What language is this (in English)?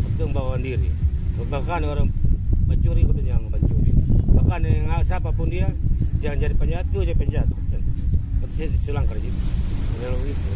Indonesian